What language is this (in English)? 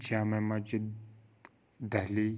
Kashmiri